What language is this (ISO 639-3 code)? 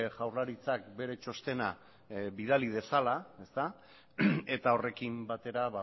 eus